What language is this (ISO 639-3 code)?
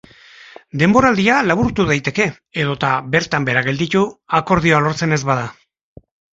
eus